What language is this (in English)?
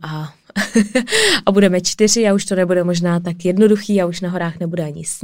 Czech